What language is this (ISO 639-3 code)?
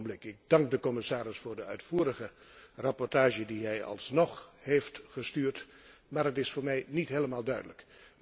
nld